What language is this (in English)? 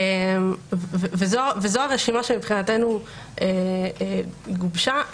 Hebrew